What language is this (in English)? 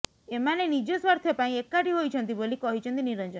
Odia